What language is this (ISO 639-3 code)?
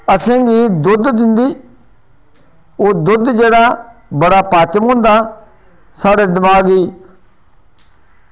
doi